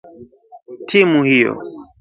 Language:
Swahili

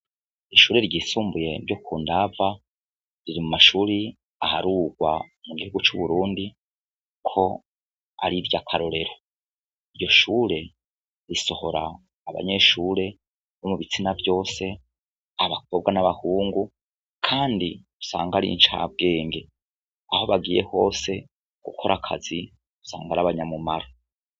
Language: Rundi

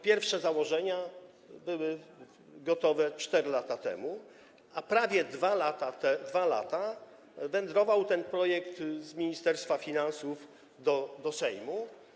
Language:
Polish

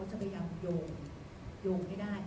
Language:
Thai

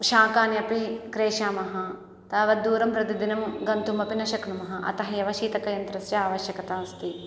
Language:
Sanskrit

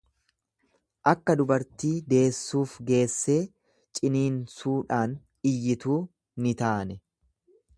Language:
Oromo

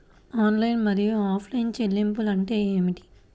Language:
Telugu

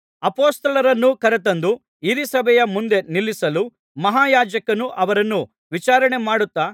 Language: Kannada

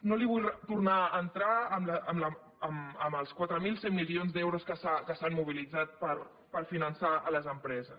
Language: Catalan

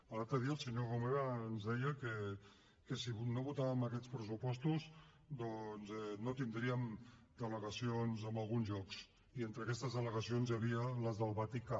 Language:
Catalan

